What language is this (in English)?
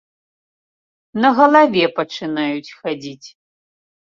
Belarusian